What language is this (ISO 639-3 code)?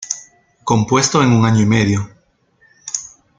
spa